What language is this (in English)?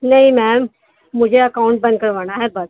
Urdu